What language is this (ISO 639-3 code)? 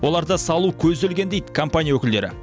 kaz